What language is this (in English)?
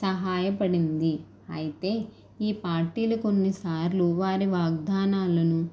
Telugu